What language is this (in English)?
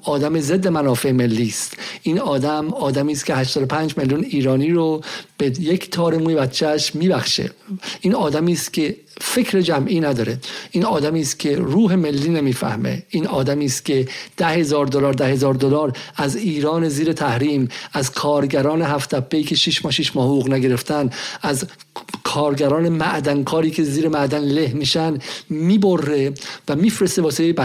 Persian